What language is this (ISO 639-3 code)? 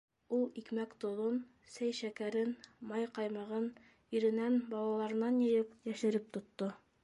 bak